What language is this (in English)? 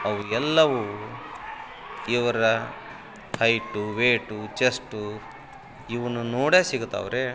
Kannada